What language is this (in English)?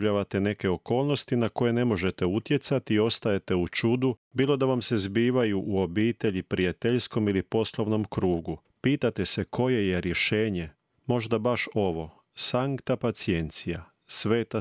Croatian